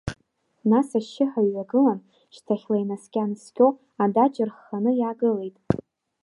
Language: Abkhazian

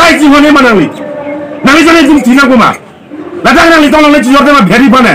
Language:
Romanian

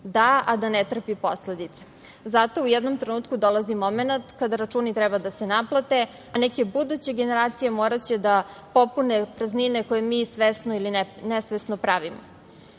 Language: Serbian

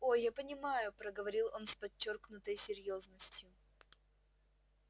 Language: Russian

